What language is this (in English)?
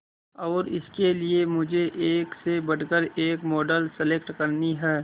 Hindi